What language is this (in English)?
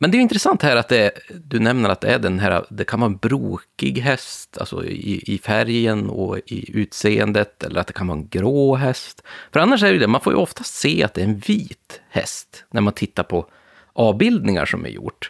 Swedish